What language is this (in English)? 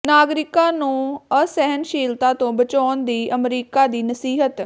Punjabi